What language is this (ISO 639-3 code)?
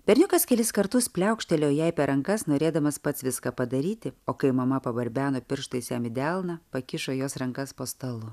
lit